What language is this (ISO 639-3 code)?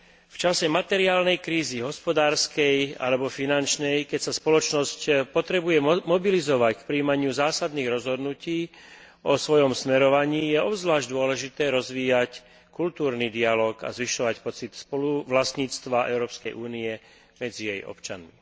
slk